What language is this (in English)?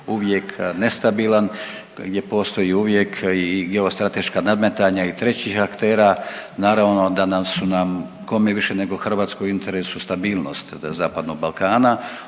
Croatian